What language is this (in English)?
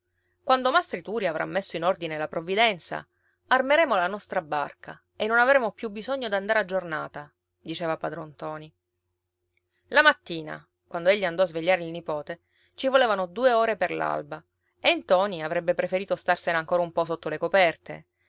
Italian